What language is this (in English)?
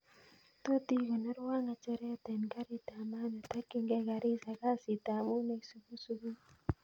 Kalenjin